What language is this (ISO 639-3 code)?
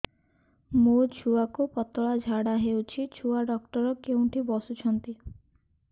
ori